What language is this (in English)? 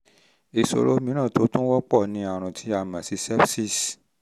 Yoruba